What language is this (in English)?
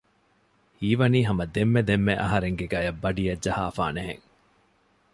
Divehi